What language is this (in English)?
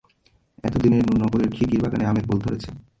Bangla